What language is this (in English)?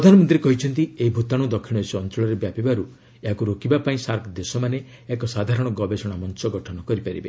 Odia